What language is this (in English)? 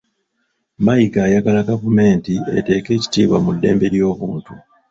Ganda